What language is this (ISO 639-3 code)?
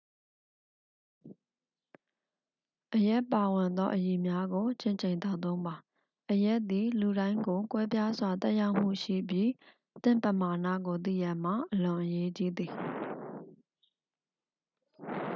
mya